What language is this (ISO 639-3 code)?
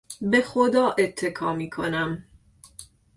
fas